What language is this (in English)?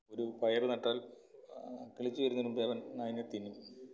Malayalam